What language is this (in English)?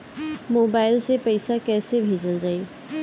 Bhojpuri